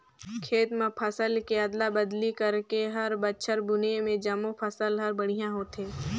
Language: Chhattisgarhi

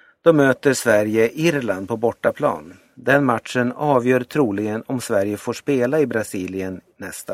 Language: Swedish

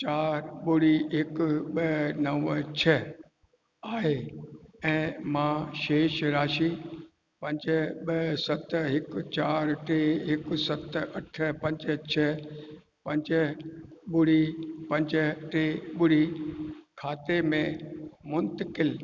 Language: Sindhi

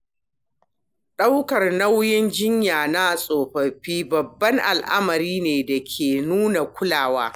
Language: Hausa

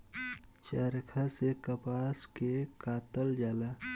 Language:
Bhojpuri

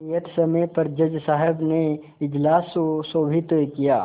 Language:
Hindi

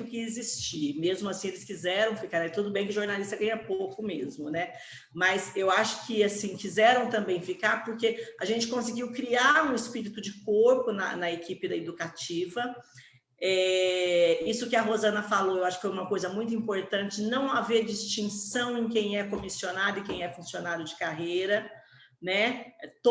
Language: Portuguese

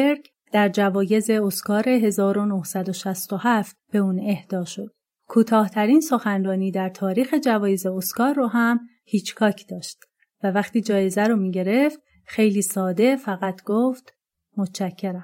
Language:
Persian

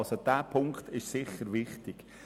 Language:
Swiss German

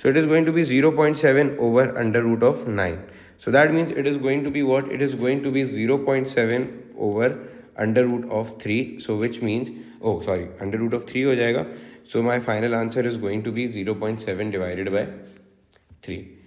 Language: Hindi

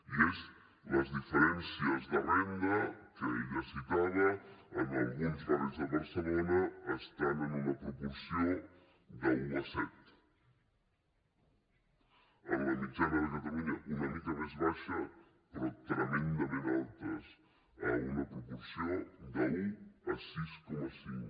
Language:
Catalan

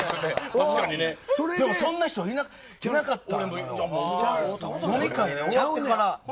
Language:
Japanese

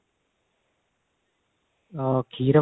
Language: Punjabi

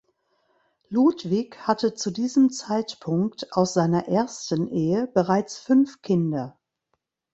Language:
German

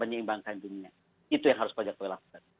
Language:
Indonesian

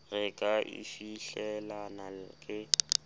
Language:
Southern Sotho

